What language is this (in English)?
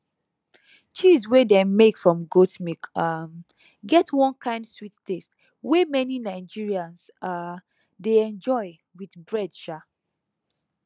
Nigerian Pidgin